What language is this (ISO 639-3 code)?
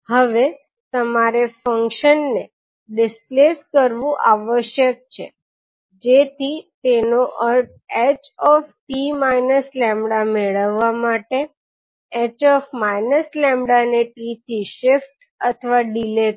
guj